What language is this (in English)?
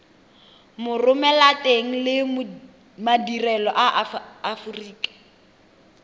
Tswana